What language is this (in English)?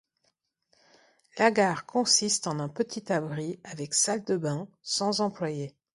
French